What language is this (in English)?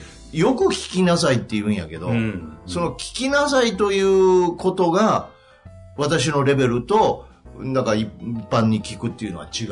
Japanese